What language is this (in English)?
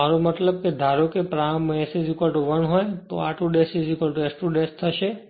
Gujarati